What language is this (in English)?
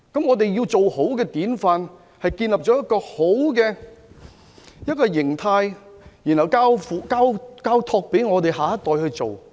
Cantonese